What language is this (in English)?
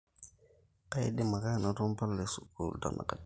Masai